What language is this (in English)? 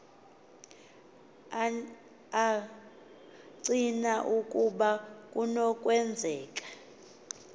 Xhosa